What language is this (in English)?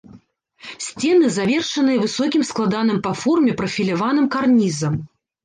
Belarusian